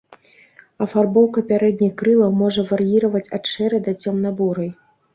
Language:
Belarusian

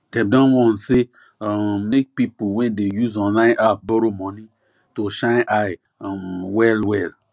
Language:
Nigerian Pidgin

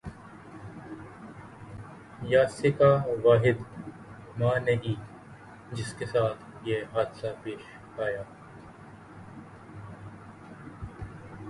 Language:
Urdu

